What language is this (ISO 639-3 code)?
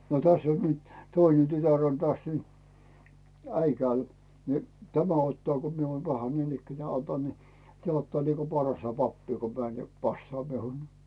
fin